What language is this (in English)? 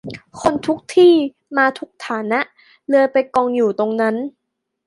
Thai